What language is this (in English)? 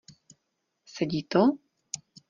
Czech